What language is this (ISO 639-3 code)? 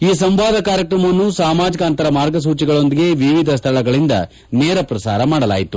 kan